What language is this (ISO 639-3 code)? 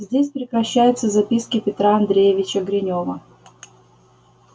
rus